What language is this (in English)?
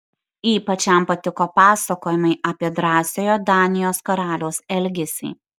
Lithuanian